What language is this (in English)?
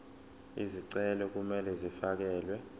Zulu